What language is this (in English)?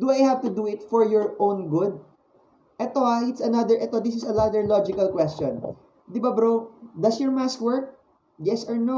Filipino